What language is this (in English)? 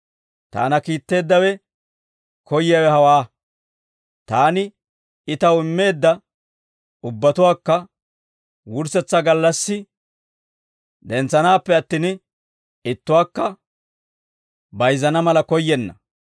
Dawro